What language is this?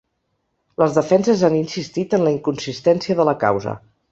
Catalan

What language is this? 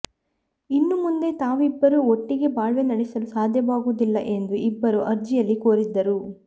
Kannada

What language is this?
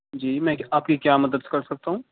Urdu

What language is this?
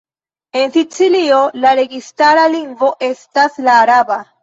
Esperanto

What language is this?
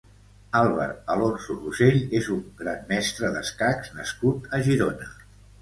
Catalan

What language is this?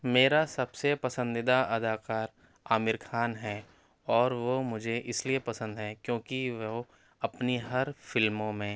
Urdu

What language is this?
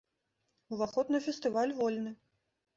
Belarusian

